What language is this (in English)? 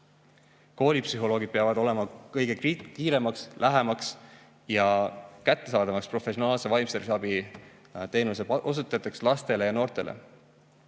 Estonian